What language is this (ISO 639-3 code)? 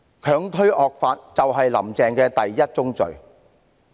yue